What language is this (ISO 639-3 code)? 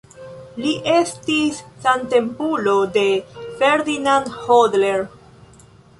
epo